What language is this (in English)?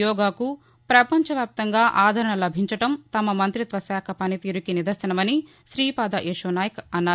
Telugu